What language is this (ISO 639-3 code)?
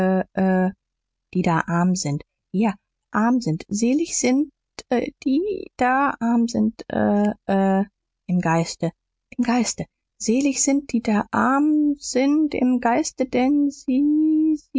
deu